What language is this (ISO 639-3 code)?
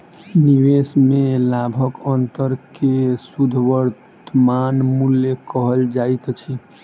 mai